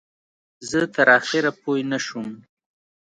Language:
Pashto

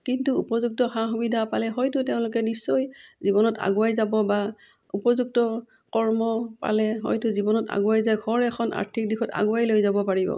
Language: Assamese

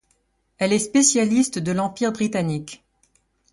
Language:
French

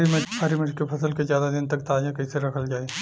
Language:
Bhojpuri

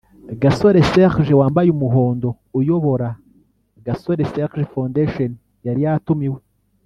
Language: Kinyarwanda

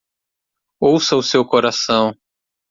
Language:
Portuguese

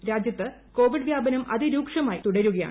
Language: Malayalam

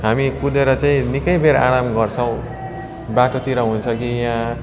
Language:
Nepali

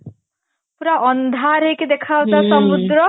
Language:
Odia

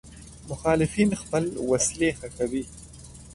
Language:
Pashto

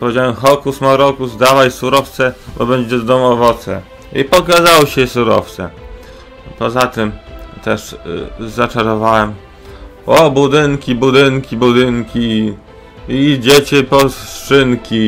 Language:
Polish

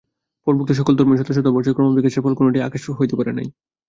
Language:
Bangla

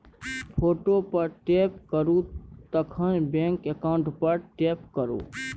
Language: Maithili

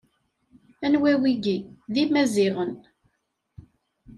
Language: Kabyle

